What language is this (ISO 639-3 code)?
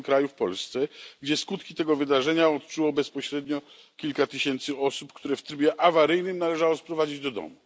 pol